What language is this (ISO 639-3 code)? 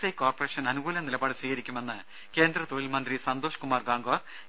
mal